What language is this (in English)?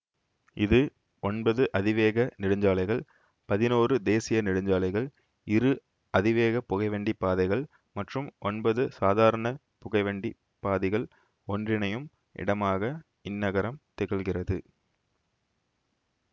Tamil